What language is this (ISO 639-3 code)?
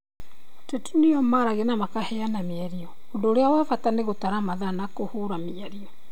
kik